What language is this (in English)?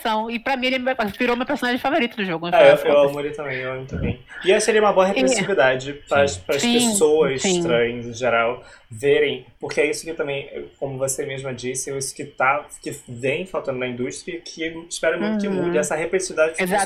Portuguese